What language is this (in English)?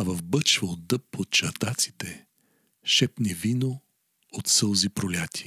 Bulgarian